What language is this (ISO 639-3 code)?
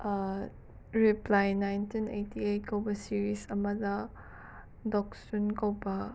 mni